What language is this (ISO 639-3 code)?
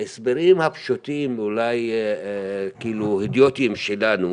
heb